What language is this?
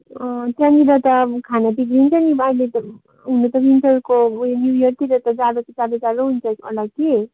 Nepali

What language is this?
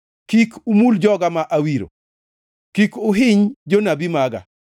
Luo (Kenya and Tanzania)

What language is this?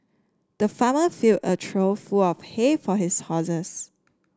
English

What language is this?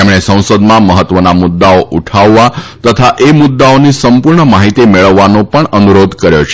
Gujarati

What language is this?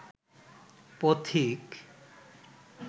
Bangla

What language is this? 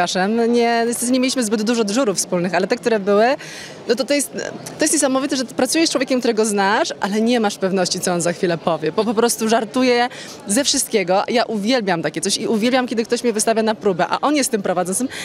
Polish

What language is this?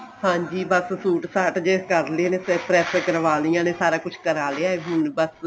Punjabi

